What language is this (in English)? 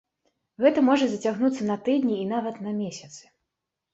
Belarusian